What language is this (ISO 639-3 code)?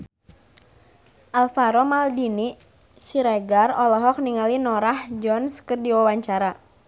sun